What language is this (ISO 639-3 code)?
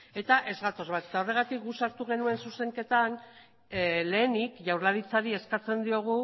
eus